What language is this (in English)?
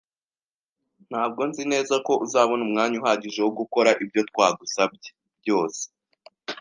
Kinyarwanda